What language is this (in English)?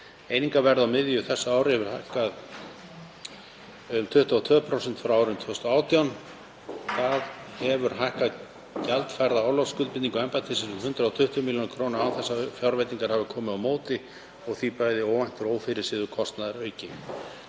Icelandic